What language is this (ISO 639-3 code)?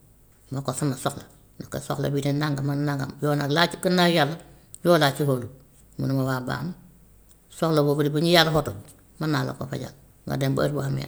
wof